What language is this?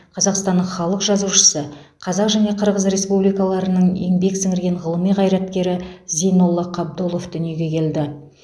Kazakh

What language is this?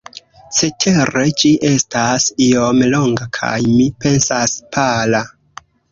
Esperanto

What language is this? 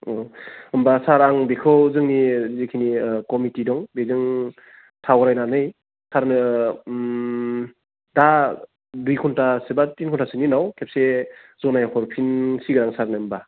Bodo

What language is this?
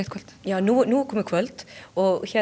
Icelandic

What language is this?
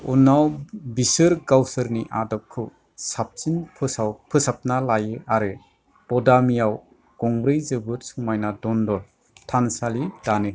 Bodo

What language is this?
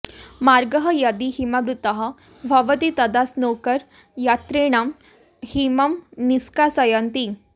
Sanskrit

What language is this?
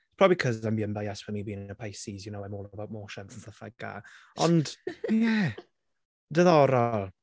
Welsh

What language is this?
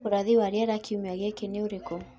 Kikuyu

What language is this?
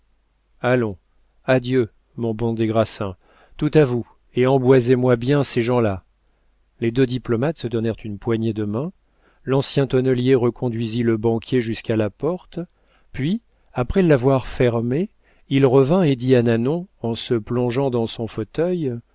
French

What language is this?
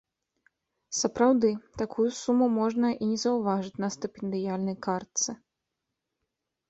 Belarusian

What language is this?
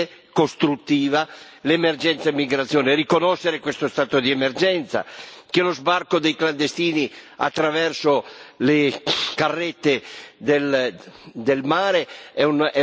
Italian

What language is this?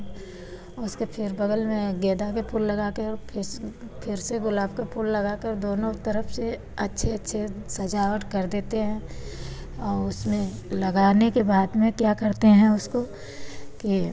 Hindi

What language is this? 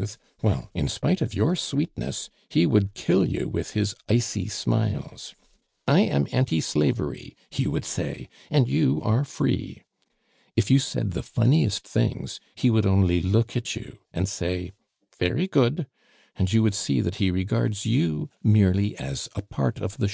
English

